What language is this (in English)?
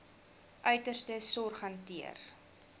Afrikaans